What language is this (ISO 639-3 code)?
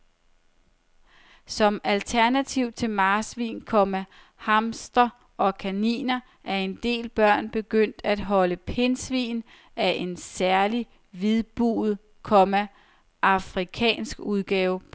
dan